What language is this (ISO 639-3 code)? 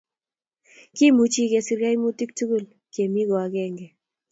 kln